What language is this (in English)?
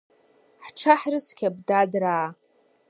Abkhazian